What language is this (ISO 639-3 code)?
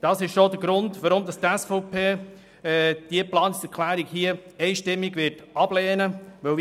gsw